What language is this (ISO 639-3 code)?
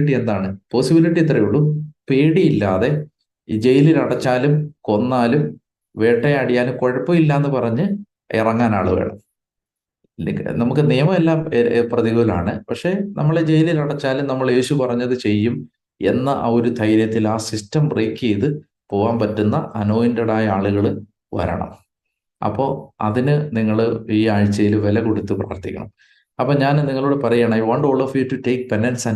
mal